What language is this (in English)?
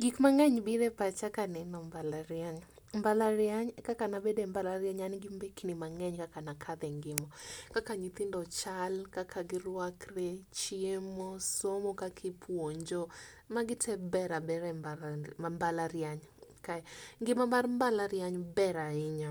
Luo (Kenya and Tanzania)